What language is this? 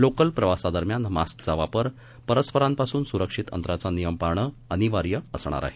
Marathi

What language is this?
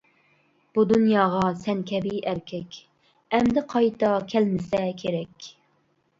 Uyghur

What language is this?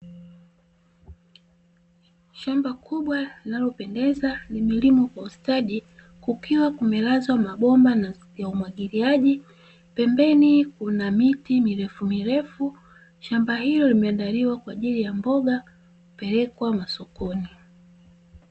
Swahili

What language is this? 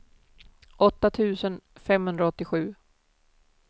Swedish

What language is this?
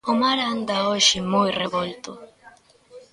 Galician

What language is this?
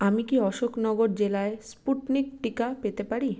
Bangla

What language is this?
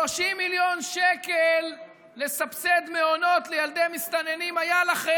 Hebrew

